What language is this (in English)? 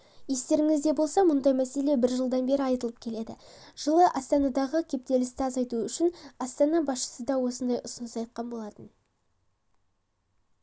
Kazakh